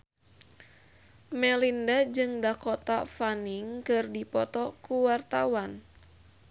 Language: Sundanese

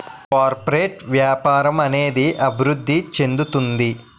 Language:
Telugu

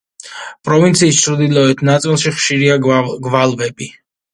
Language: Georgian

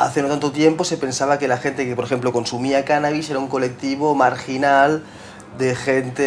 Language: Spanish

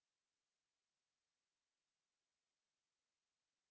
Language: Fula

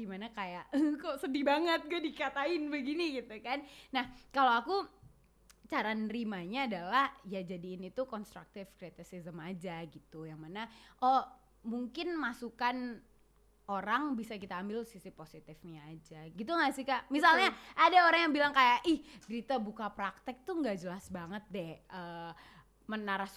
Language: Indonesian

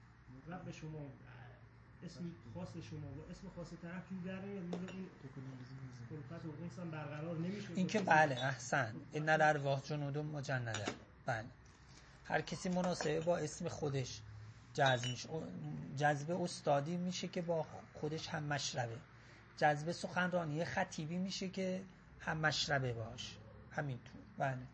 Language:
Persian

